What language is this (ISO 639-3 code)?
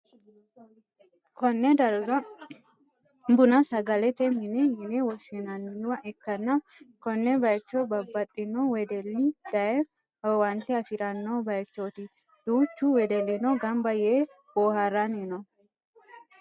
sid